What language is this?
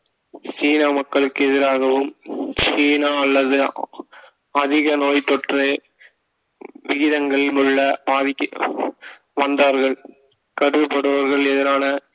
Tamil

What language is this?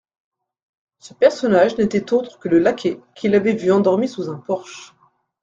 French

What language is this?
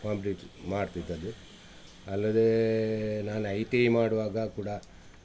Kannada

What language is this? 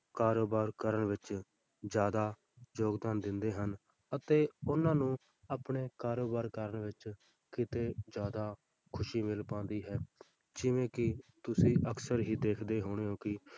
Punjabi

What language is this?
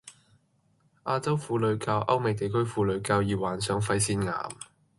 Cantonese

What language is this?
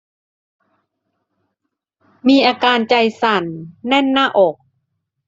Thai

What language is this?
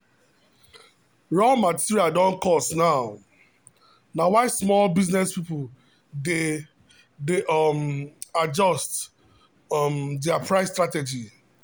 Nigerian Pidgin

